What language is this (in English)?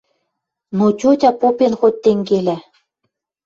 Western Mari